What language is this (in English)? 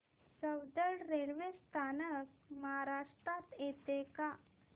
Marathi